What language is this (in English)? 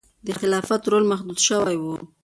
Pashto